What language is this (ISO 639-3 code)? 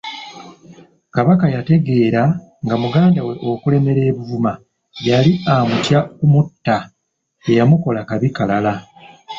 lug